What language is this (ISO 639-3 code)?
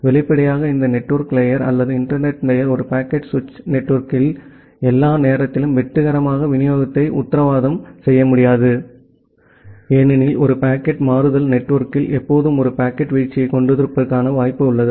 tam